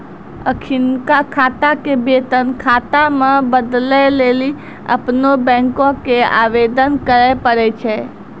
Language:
Maithili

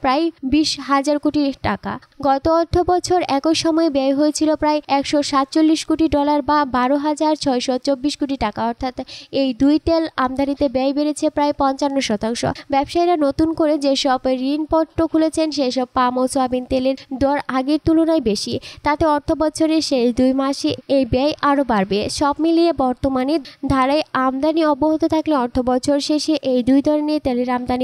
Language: Romanian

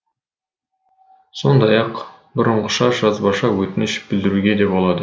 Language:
Kazakh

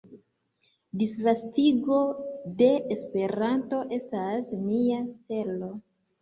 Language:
Esperanto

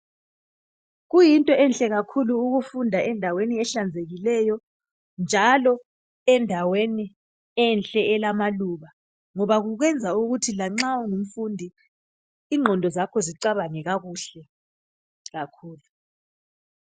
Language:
North Ndebele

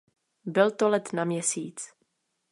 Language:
Czech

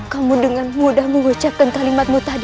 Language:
Indonesian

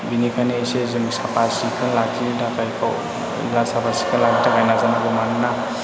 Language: Bodo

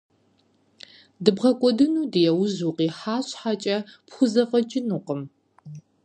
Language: Kabardian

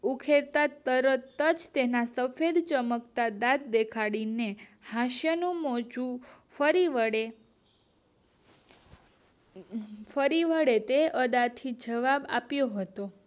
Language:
Gujarati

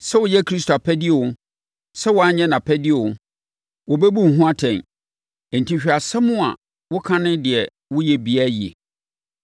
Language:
Akan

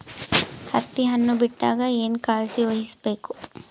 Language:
Kannada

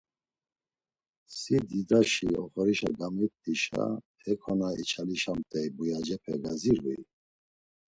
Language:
Laz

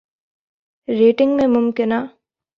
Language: Urdu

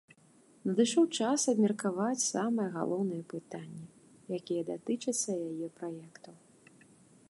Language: Belarusian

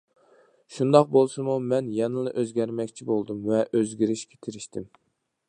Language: Uyghur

